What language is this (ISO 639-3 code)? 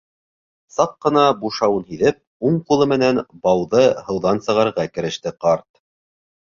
bak